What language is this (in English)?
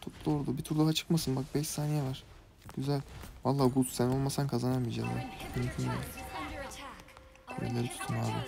Turkish